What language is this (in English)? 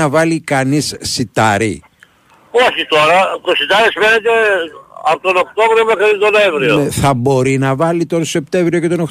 Greek